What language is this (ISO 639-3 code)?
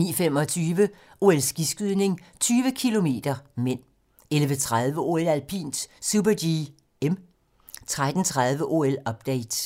dan